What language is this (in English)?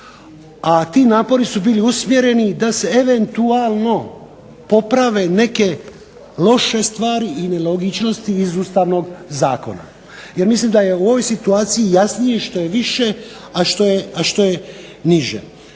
Croatian